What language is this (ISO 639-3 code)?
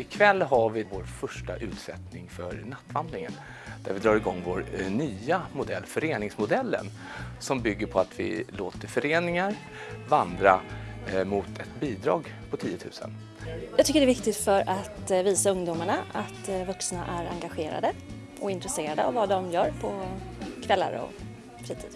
swe